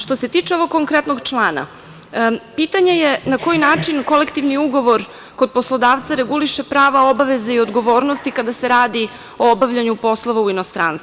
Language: Serbian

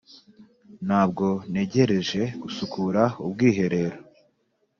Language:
Kinyarwanda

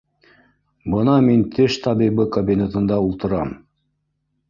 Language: Bashkir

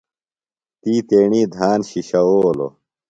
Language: Phalura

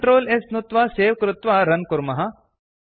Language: Sanskrit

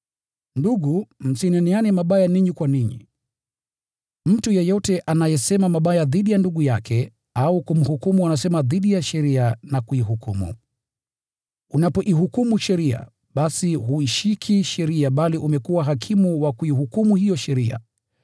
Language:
Swahili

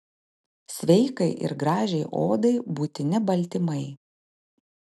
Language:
Lithuanian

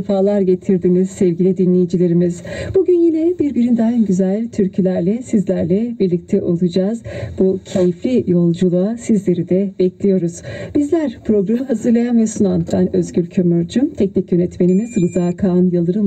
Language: Turkish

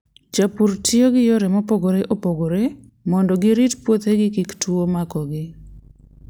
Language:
Luo (Kenya and Tanzania)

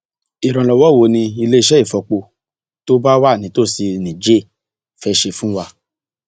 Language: Yoruba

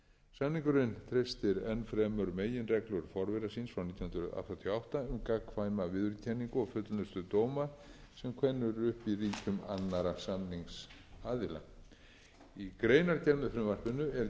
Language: Icelandic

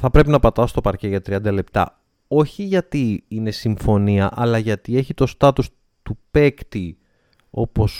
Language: Greek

